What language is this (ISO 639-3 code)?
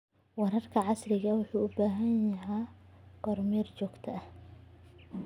som